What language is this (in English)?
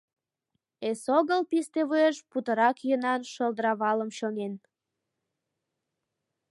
Mari